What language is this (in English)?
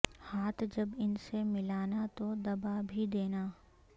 Urdu